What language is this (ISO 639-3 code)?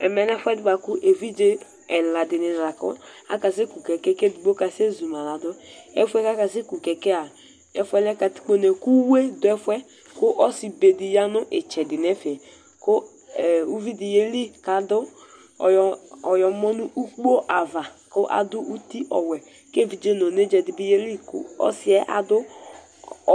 kpo